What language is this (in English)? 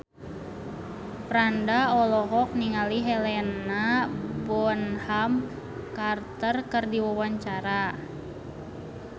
Sundanese